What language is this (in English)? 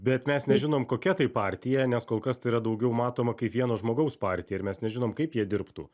Lithuanian